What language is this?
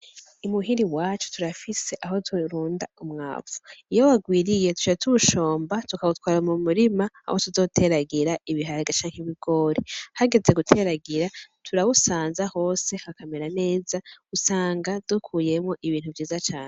Rundi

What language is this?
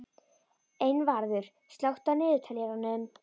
Icelandic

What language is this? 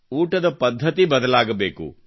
Kannada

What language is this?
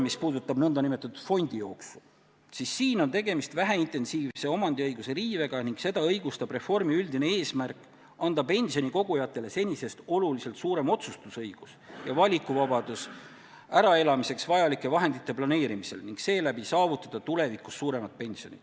Estonian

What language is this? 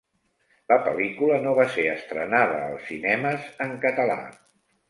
Catalan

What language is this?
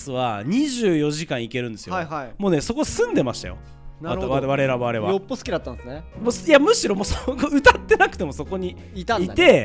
Japanese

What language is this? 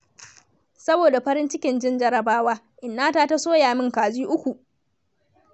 Hausa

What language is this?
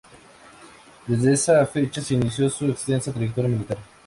Spanish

